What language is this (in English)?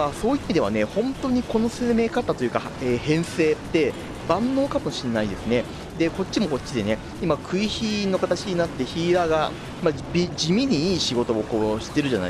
Japanese